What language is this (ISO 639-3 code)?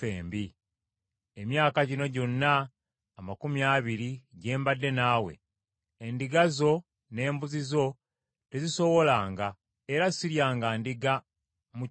lug